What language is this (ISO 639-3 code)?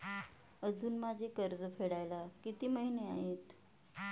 mar